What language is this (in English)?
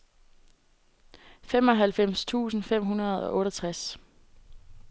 Danish